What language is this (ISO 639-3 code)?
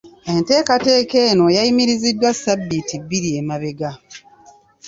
lug